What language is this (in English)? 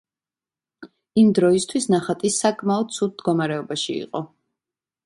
Georgian